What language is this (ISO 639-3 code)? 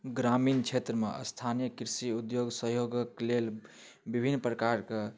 mai